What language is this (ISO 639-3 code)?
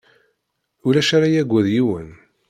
kab